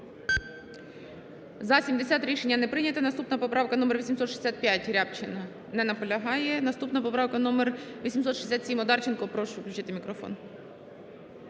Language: Ukrainian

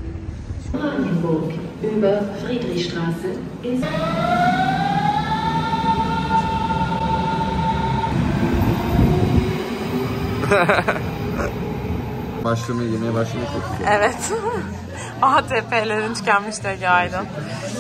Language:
Turkish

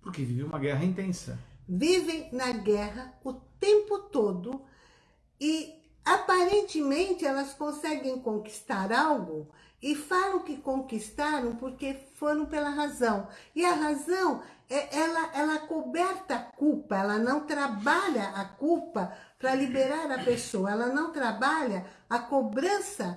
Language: Portuguese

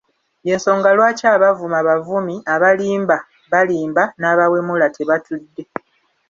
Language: Ganda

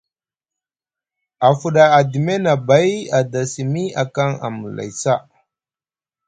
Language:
Musgu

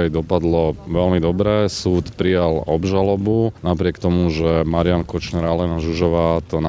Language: Slovak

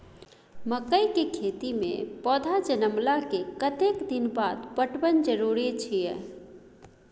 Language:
Maithili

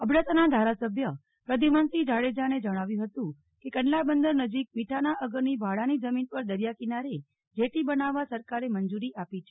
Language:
Gujarati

